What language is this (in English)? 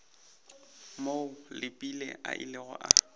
Northern Sotho